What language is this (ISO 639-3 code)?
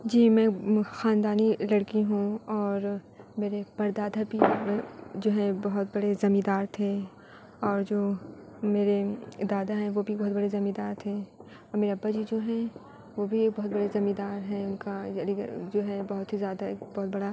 urd